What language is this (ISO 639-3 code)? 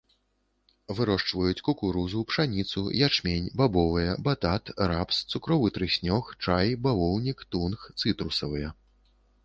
bel